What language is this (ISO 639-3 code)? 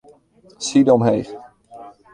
fry